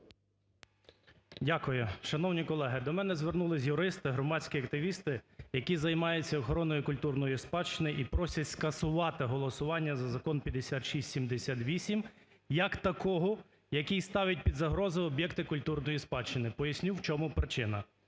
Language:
Ukrainian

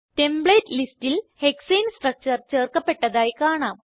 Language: Malayalam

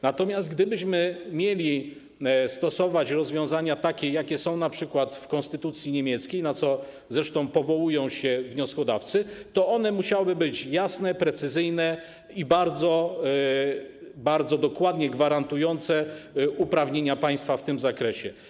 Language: Polish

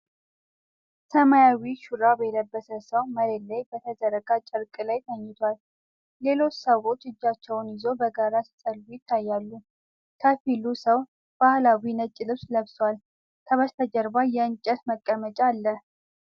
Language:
Amharic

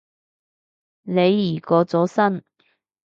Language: Cantonese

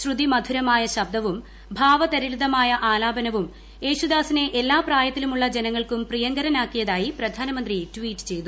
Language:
Malayalam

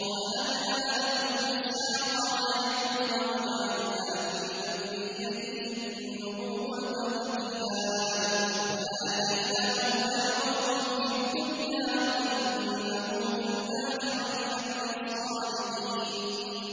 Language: Arabic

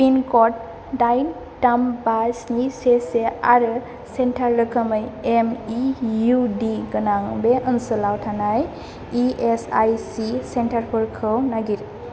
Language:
Bodo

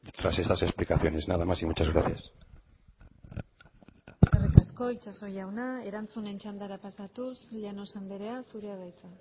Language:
Basque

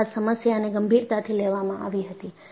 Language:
Gujarati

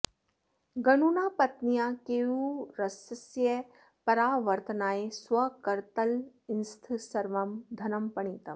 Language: Sanskrit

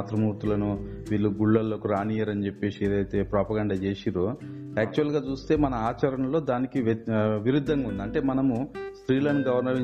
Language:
Telugu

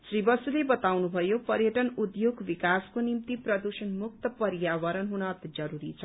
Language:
Nepali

